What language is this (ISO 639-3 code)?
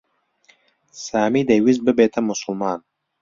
ckb